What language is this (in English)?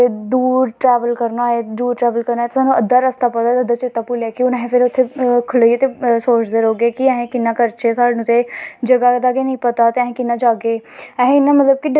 Dogri